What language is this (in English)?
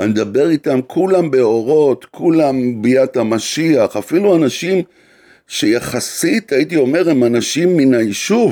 Hebrew